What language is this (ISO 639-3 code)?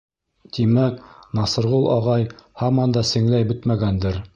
bak